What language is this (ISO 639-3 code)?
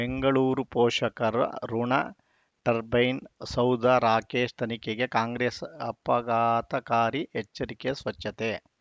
kan